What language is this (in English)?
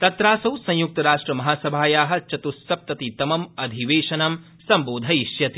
Sanskrit